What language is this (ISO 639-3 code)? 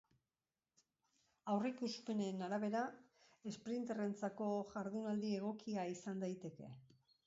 eus